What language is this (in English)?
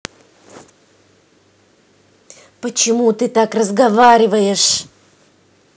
Russian